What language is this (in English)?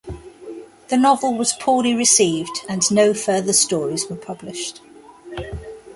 English